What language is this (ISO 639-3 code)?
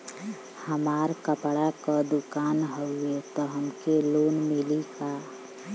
bho